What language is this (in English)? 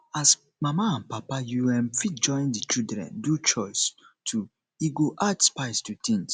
Nigerian Pidgin